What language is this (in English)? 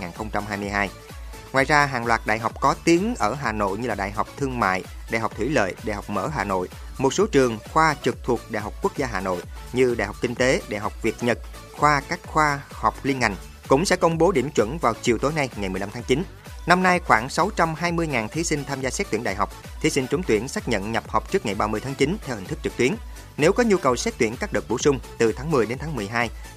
Vietnamese